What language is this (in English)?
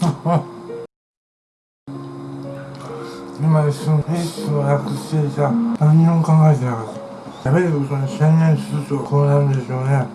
Japanese